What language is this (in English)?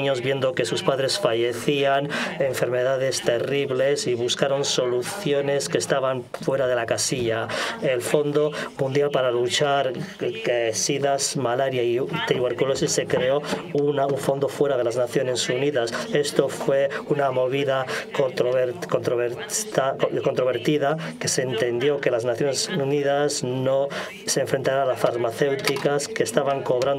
Spanish